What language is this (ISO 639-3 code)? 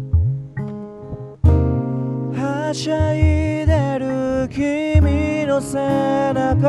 jpn